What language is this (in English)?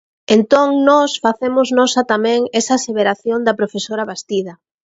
Galician